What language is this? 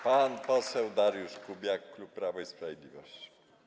Polish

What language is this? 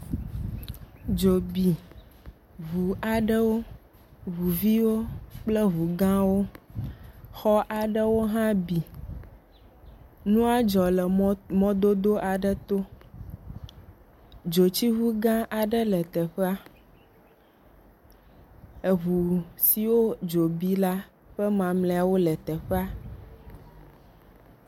Ewe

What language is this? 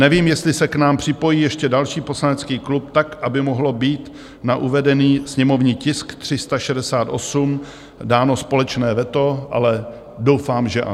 Czech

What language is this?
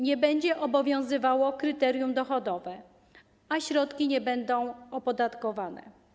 Polish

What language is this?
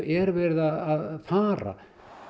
Icelandic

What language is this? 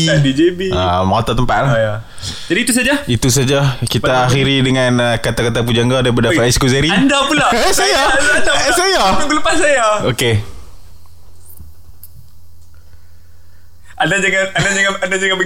Malay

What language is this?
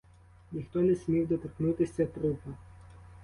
Ukrainian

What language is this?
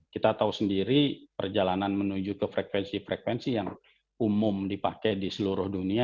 Indonesian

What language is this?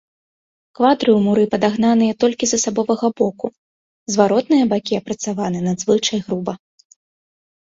Belarusian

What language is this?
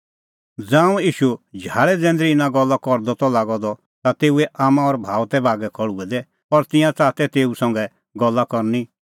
Kullu Pahari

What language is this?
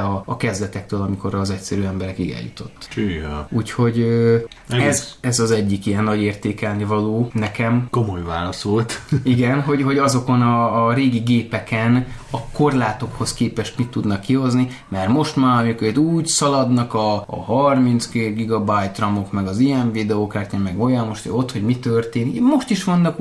Hungarian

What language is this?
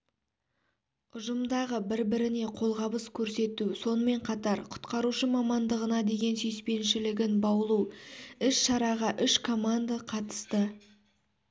Kazakh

